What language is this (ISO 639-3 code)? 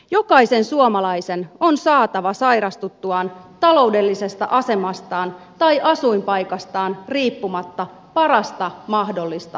fin